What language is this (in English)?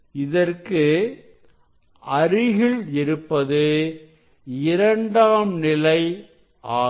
Tamil